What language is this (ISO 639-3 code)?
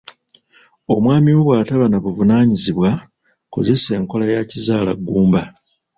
lug